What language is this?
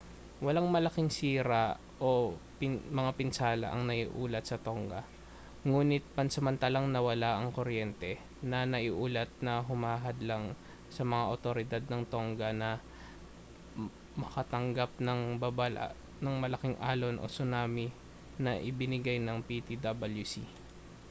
Filipino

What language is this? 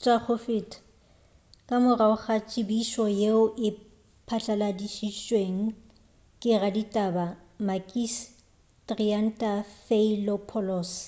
Northern Sotho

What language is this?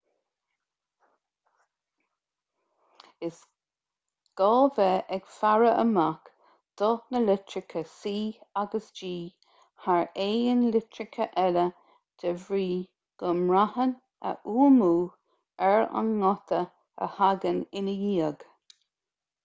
Irish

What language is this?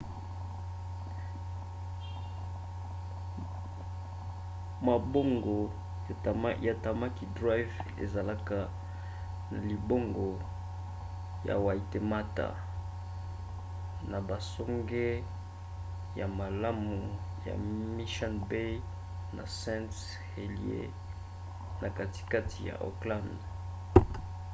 Lingala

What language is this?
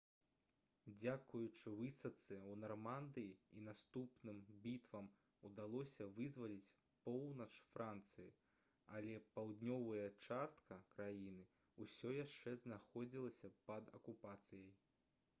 Belarusian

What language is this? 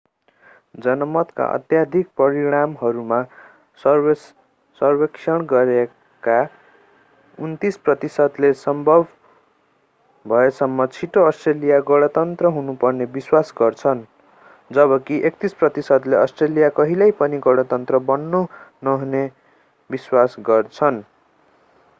Nepali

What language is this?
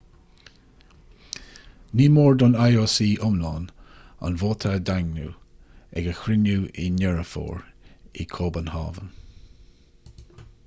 Irish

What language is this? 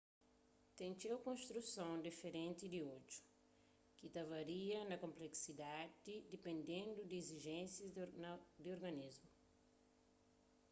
Kabuverdianu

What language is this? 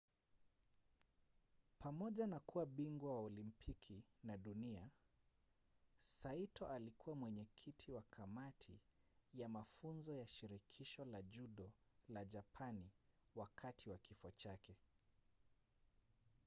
Swahili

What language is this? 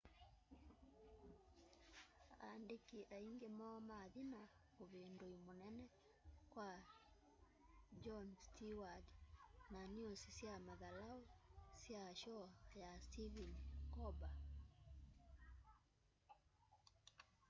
Kamba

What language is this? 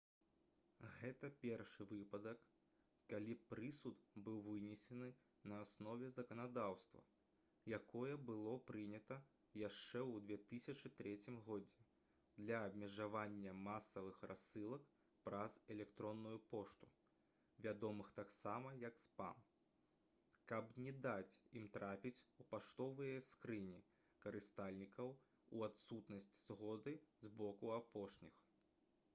Belarusian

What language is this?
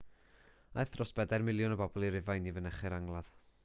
Welsh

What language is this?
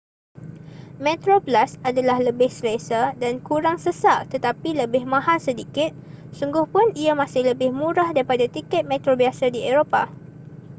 Malay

